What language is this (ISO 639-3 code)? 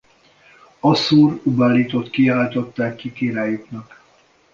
hun